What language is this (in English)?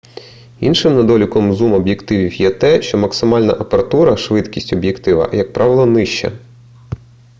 Ukrainian